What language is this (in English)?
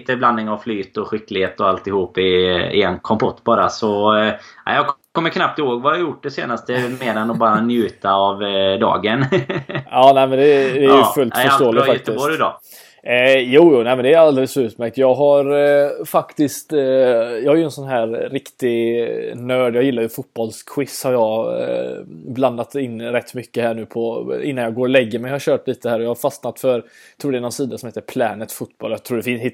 Swedish